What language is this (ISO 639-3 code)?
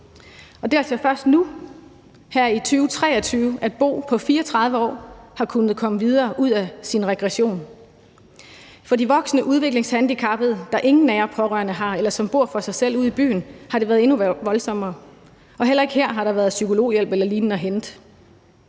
dan